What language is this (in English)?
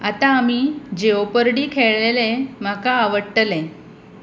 Konkani